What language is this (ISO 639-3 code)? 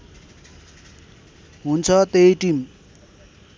nep